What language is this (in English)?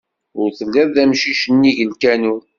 Kabyle